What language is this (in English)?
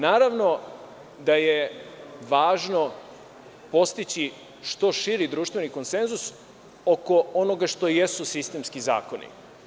Serbian